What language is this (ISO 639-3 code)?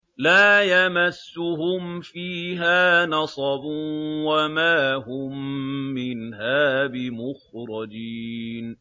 ara